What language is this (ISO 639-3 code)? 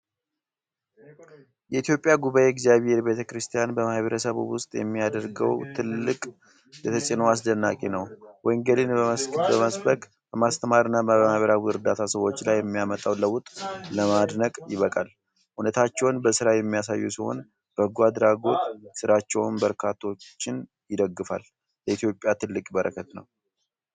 amh